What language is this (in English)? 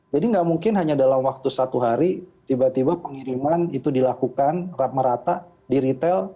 Indonesian